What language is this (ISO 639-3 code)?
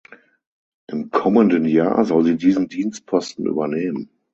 deu